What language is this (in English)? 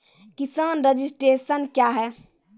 Maithili